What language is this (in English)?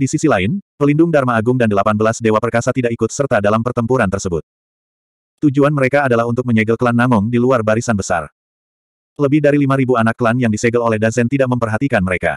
Indonesian